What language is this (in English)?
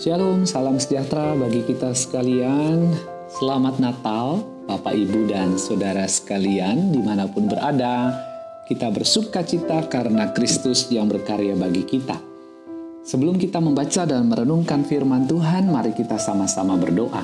Indonesian